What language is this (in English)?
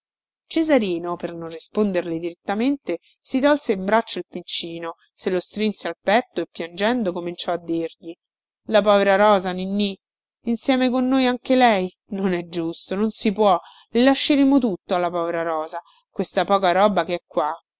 Italian